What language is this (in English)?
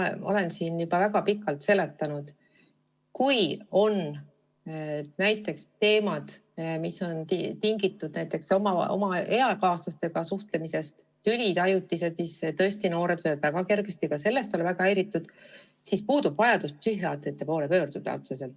Estonian